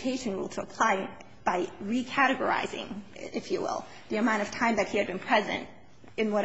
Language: English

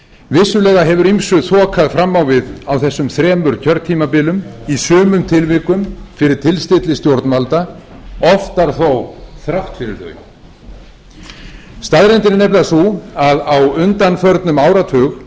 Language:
Icelandic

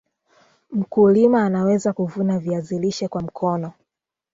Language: Swahili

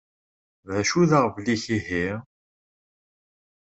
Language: Kabyle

